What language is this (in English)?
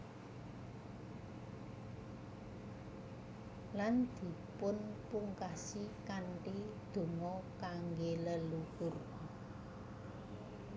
Javanese